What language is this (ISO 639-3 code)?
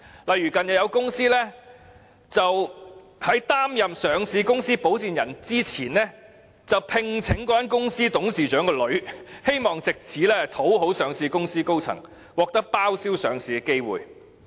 yue